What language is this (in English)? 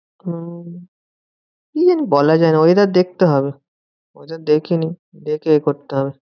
Bangla